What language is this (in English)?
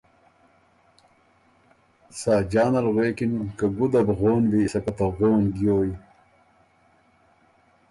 Ormuri